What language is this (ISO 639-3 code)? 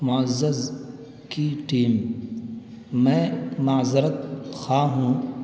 urd